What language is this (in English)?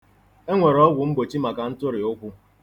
Igbo